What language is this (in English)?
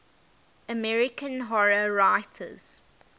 English